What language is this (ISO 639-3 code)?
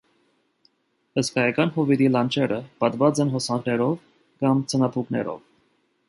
hye